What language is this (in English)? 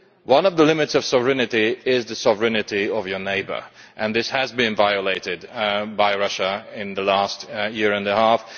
English